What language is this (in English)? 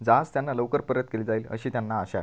Marathi